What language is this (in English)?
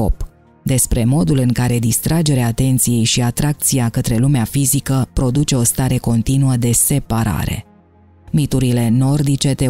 Romanian